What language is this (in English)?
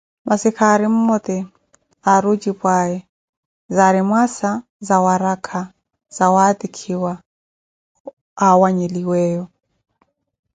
Koti